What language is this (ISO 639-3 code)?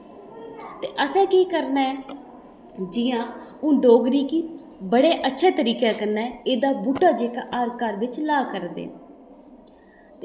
doi